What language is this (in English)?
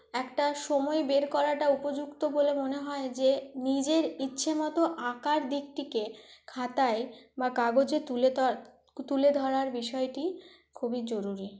Bangla